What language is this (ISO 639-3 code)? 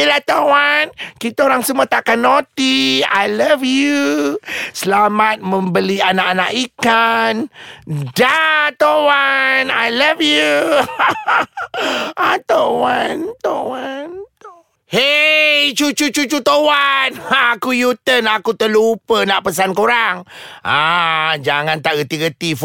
msa